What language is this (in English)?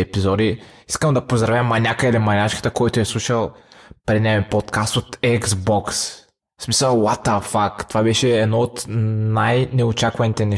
Bulgarian